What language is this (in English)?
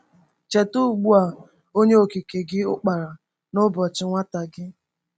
Igbo